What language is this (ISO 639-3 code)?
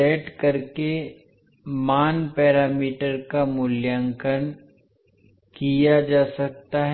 hin